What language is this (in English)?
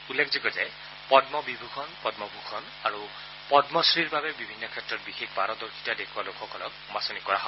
Assamese